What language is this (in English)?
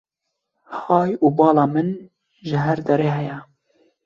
Kurdish